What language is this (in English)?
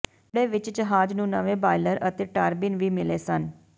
Punjabi